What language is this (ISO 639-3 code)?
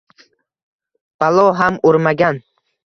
uzb